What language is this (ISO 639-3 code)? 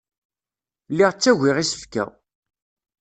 kab